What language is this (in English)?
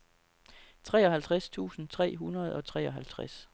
Danish